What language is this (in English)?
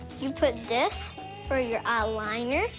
English